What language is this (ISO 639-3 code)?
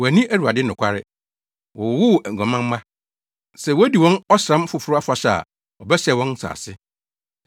aka